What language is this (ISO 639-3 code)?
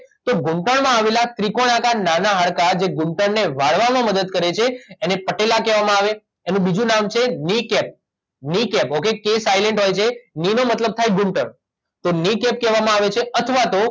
guj